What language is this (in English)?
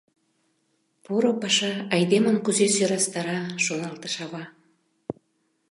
Mari